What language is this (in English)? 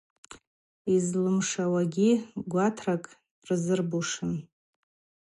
Abaza